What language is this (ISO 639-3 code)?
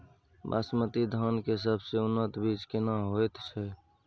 mai